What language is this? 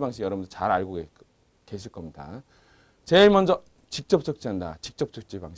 Korean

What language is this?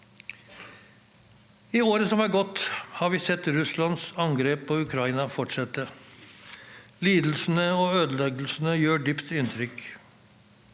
Norwegian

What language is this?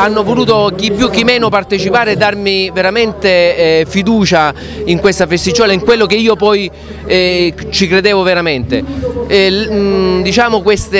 Italian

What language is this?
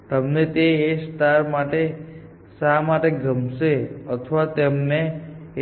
Gujarati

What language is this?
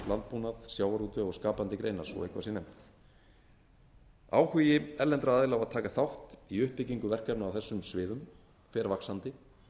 Icelandic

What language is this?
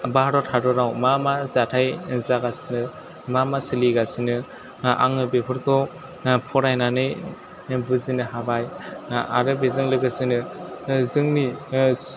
Bodo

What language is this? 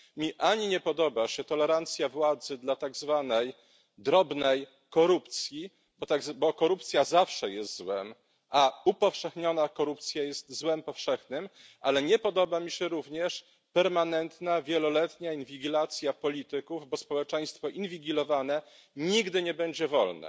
Polish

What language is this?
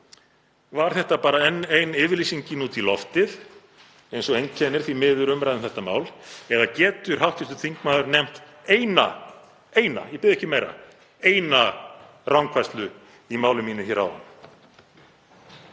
Icelandic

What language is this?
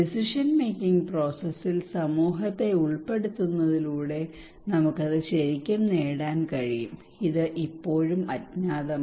Malayalam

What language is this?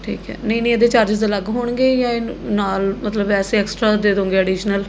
Punjabi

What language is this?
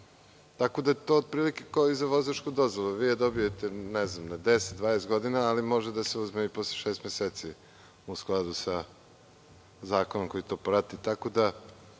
Serbian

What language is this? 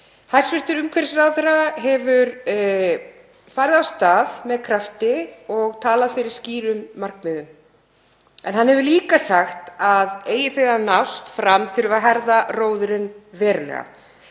Icelandic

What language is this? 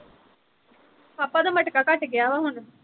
Punjabi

